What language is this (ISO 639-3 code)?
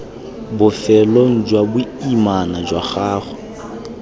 tsn